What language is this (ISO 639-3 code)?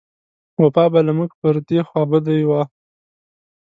pus